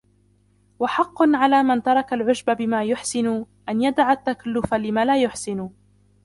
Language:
Arabic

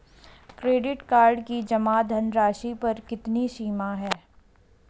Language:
Hindi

